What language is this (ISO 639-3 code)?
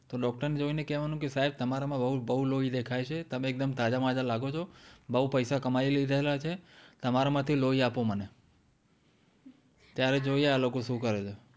guj